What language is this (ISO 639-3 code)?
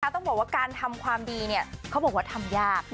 tha